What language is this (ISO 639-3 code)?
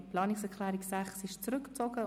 gsw